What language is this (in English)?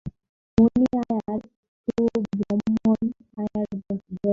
Bangla